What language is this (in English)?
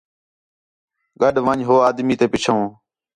Khetrani